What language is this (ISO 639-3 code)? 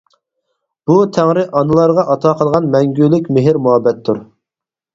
uig